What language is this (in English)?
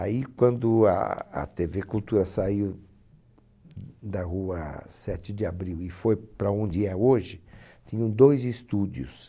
Portuguese